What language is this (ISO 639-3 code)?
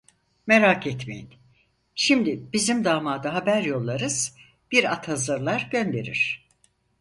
tur